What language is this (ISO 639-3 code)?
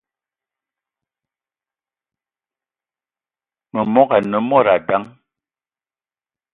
eto